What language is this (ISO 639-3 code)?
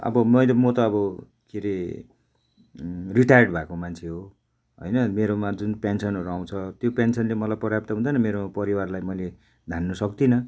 nep